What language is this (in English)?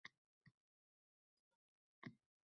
Uzbek